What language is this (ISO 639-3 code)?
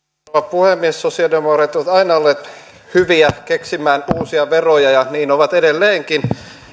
fin